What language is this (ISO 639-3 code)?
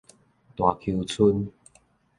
nan